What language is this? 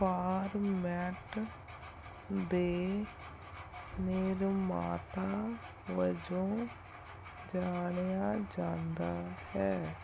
Punjabi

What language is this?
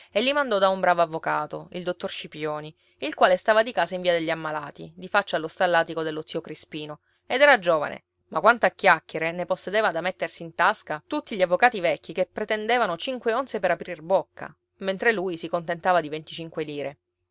Italian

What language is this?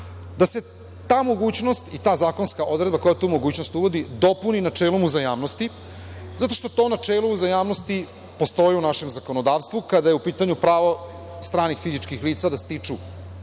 Serbian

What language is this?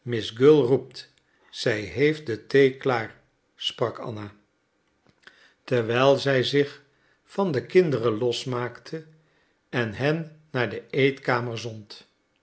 Dutch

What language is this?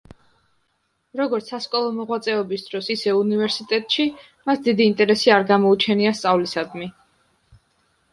Georgian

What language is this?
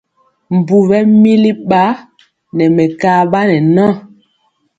Mpiemo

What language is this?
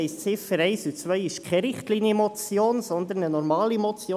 Swiss German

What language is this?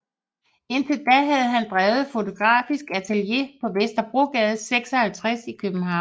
Danish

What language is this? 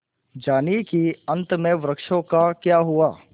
Hindi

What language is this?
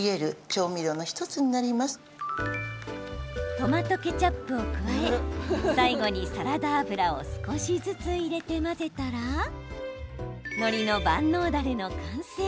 Japanese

